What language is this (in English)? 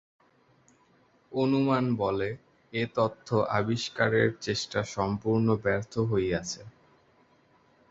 Bangla